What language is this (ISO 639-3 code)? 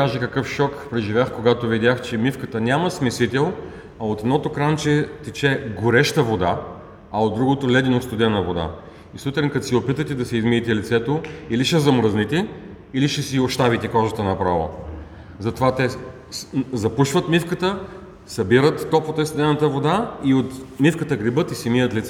bul